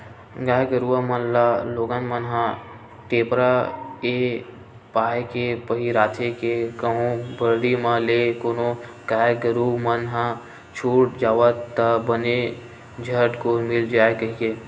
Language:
Chhattisgarhi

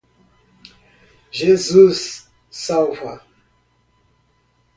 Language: Portuguese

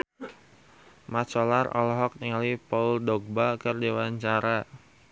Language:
Sundanese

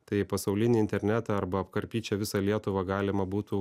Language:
Lithuanian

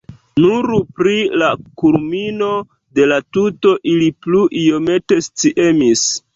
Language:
Esperanto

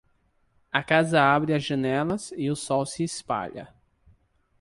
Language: Portuguese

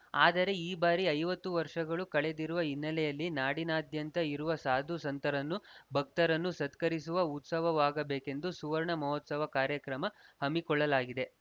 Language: Kannada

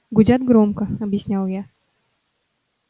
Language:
Russian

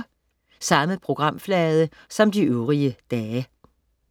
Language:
Danish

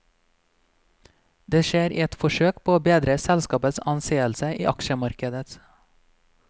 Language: Norwegian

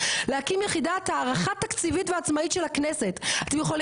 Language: Hebrew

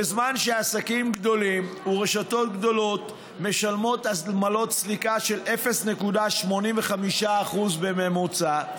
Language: Hebrew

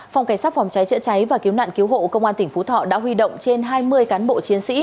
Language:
Vietnamese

